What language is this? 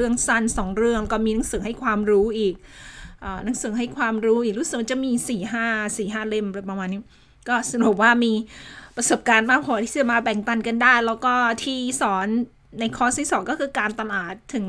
Thai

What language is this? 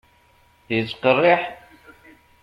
Kabyle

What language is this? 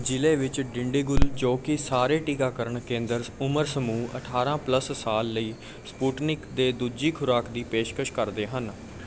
Punjabi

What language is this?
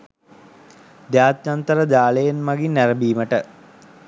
Sinhala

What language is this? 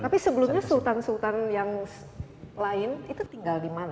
Indonesian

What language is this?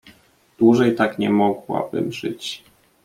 Polish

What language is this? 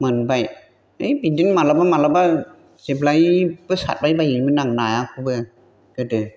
Bodo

